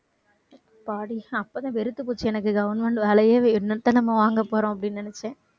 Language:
Tamil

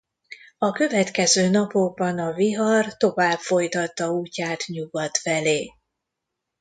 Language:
Hungarian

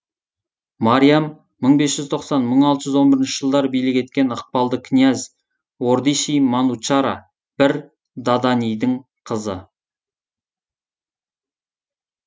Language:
Kazakh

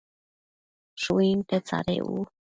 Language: Matsés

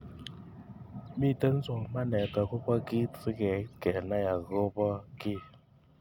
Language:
Kalenjin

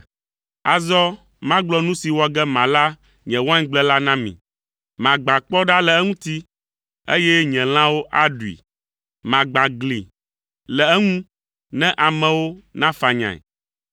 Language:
Ewe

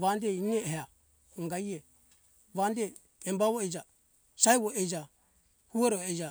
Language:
Hunjara-Kaina Ke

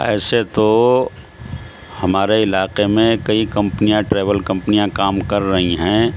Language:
Urdu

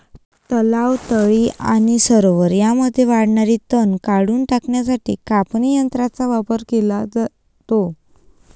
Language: Marathi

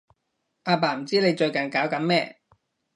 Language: Cantonese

